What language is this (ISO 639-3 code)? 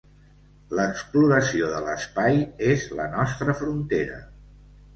cat